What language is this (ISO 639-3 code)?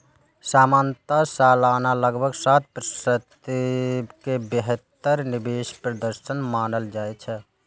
mai